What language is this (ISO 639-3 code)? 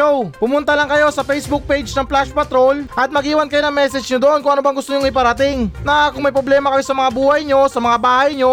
fil